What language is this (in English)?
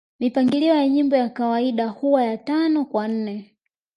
Swahili